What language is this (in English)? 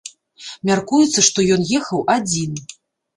Belarusian